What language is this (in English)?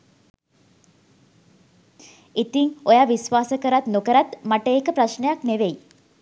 Sinhala